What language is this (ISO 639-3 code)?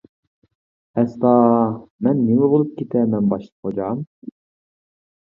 uig